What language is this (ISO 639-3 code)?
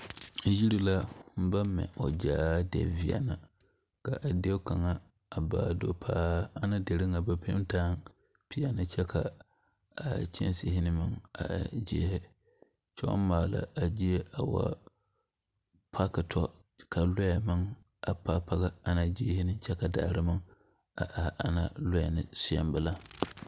dga